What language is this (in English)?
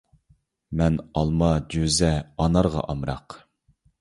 Uyghur